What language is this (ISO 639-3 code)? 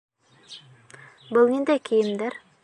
bak